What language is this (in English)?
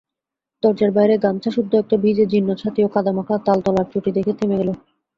Bangla